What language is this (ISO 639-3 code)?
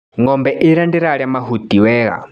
kik